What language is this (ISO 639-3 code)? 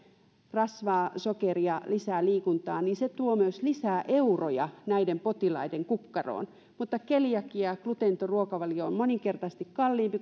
fin